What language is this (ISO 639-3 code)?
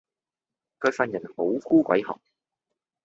yue